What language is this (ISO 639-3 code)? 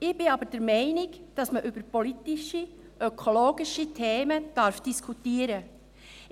gsw